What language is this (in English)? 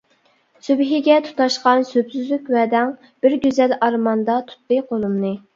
Uyghur